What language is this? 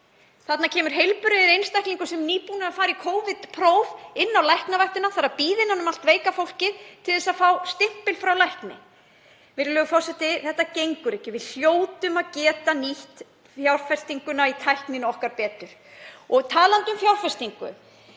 Icelandic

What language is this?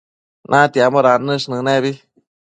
Matsés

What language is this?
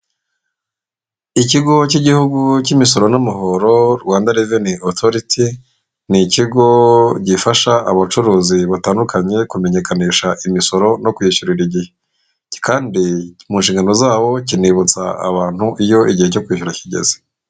Kinyarwanda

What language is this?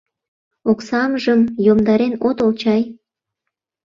Mari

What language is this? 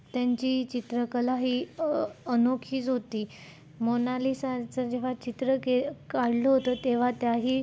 Marathi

